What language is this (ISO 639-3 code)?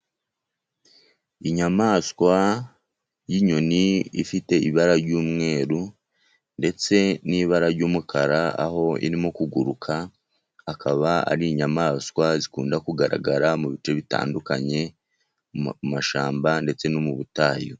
kin